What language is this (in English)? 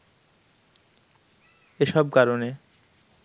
Bangla